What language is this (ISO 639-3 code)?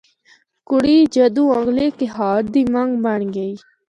hno